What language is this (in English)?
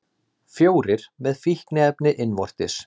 Icelandic